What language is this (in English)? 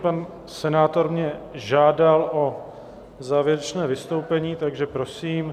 Czech